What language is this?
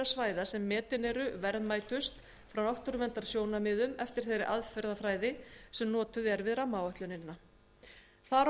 Icelandic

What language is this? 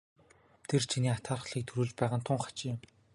Mongolian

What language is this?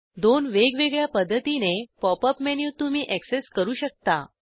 Marathi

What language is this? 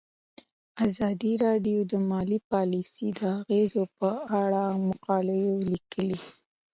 Pashto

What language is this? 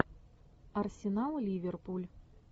Russian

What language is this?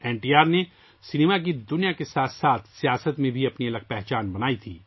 Urdu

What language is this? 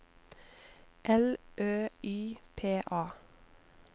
Norwegian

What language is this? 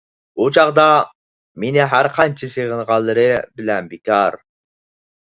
Uyghur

